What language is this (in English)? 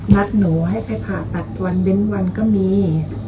Thai